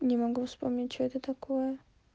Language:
Russian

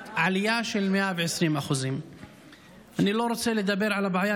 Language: Hebrew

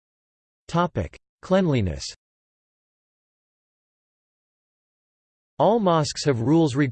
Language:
English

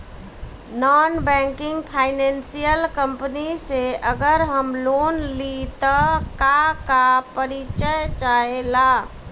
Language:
Bhojpuri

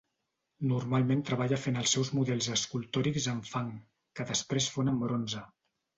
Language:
Catalan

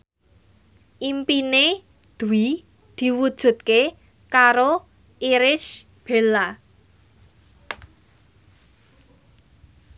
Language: Javanese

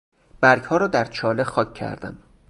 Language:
Persian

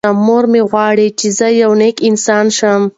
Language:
Pashto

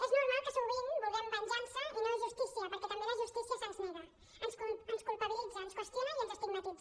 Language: Catalan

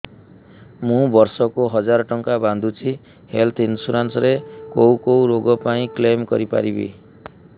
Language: Odia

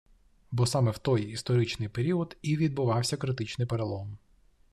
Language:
Ukrainian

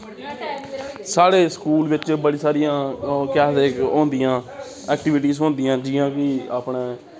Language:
Dogri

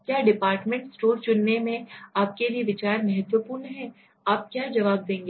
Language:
Hindi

